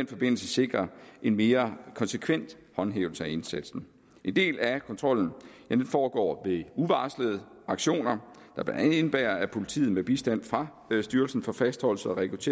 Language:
Danish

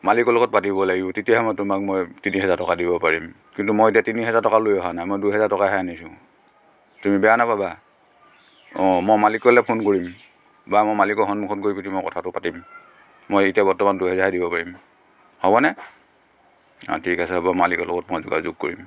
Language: Assamese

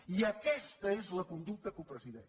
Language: Catalan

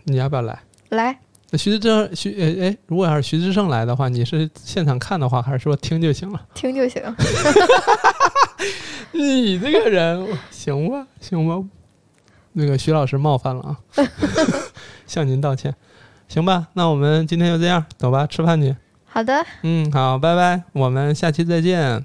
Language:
Chinese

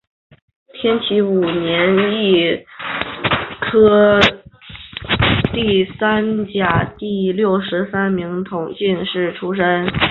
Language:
Chinese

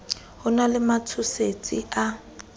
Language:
Southern Sotho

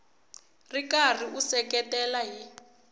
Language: Tsonga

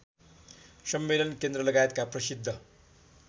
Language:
Nepali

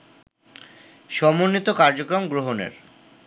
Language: Bangla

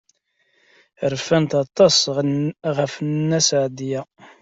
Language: Kabyle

